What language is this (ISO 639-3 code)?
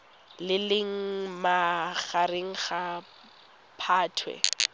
tsn